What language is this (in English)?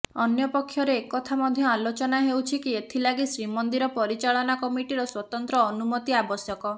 Odia